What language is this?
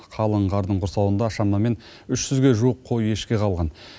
Kazakh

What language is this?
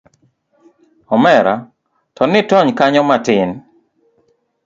Luo (Kenya and Tanzania)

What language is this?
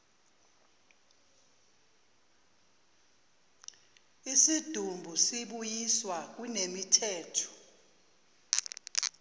Zulu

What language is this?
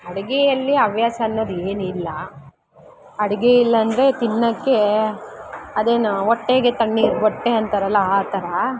Kannada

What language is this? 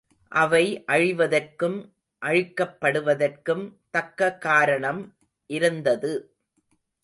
Tamil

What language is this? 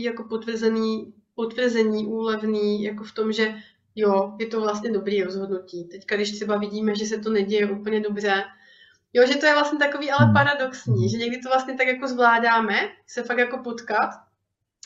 Czech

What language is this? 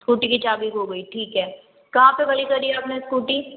Hindi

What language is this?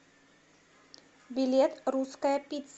Russian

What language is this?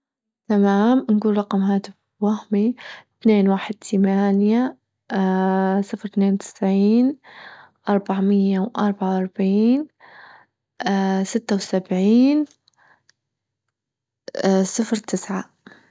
Libyan Arabic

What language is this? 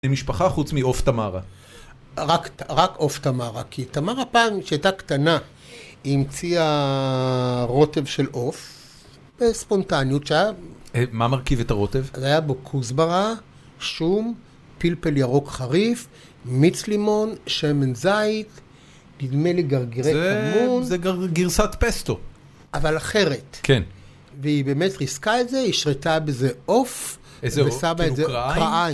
Hebrew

